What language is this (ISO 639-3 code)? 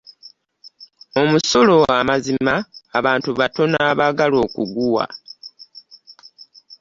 lug